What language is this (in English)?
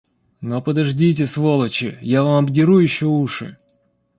Russian